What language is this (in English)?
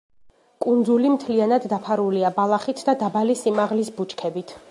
Georgian